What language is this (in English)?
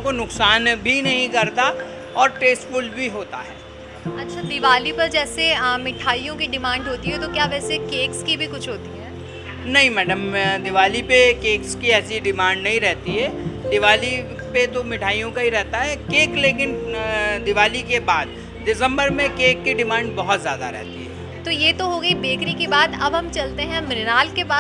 Hindi